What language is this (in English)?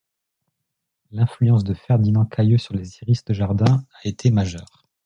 French